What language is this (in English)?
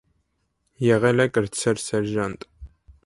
Armenian